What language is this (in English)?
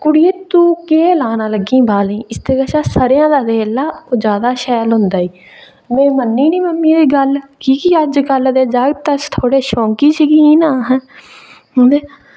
Dogri